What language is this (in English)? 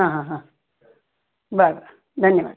Marathi